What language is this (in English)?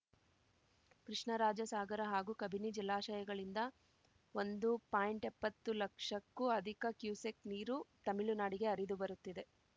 Kannada